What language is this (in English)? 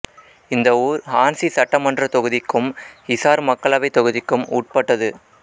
Tamil